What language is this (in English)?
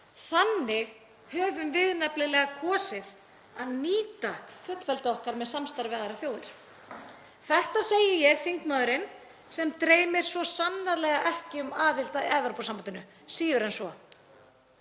Icelandic